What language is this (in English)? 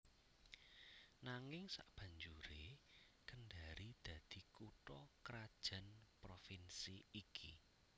Javanese